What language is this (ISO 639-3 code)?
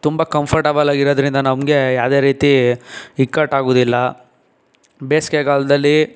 kan